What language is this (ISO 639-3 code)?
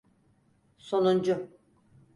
tur